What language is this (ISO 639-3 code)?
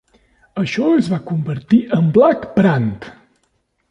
cat